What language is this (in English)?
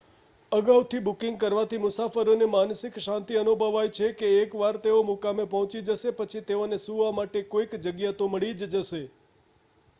Gujarati